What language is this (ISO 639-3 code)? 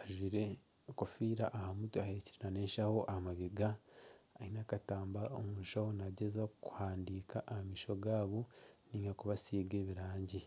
nyn